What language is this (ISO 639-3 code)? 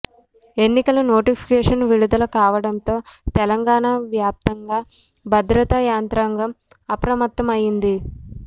tel